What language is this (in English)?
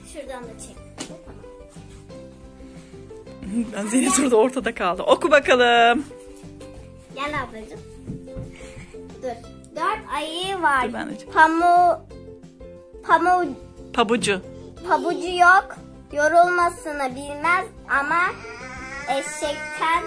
Turkish